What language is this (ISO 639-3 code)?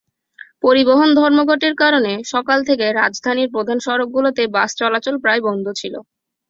ben